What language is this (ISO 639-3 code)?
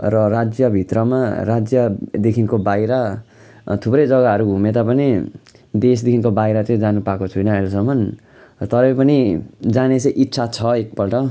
nep